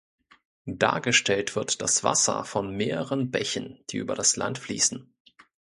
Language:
German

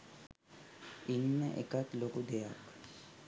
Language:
Sinhala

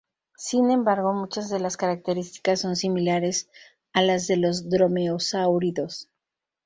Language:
Spanish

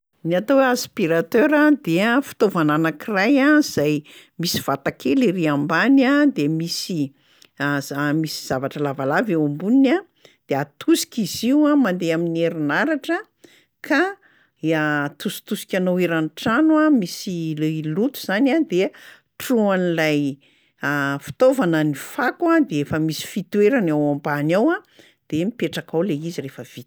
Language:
Malagasy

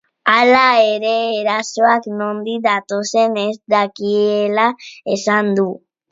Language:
Basque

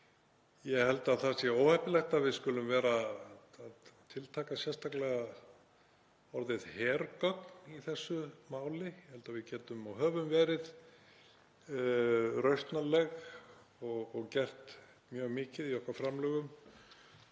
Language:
Icelandic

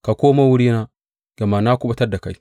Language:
Hausa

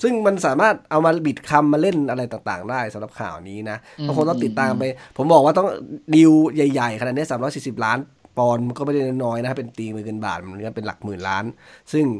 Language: Thai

